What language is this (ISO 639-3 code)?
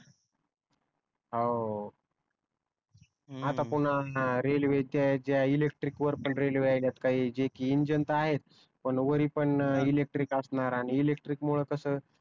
mar